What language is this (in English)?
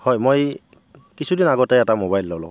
Assamese